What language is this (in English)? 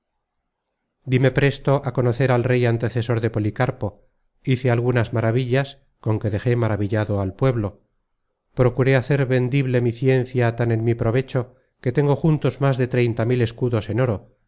Spanish